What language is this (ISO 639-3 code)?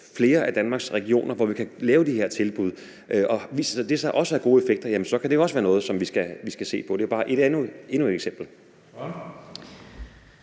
dan